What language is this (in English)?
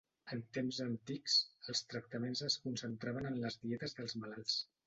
Catalan